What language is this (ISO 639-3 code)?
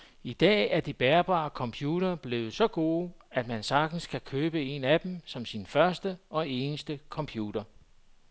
dan